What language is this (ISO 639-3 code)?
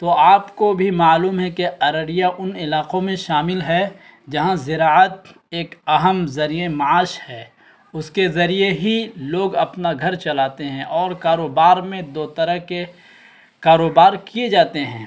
urd